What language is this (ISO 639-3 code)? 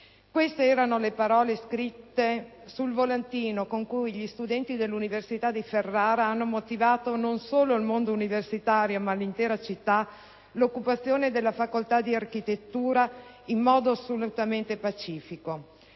ita